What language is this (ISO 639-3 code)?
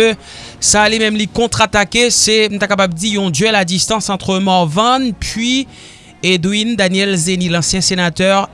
fra